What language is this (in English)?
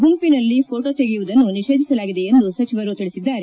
Kannada